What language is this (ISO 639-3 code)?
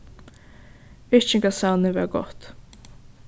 fao